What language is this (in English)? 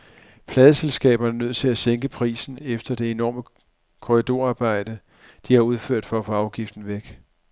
Danish